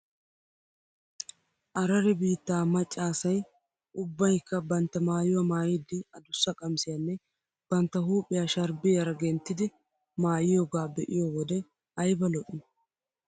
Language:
Wolaytta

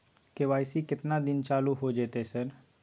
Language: Maithili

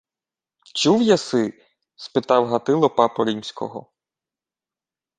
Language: Ukrainian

